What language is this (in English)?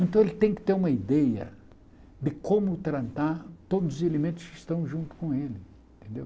Portuguese